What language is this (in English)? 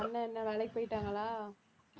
Tamil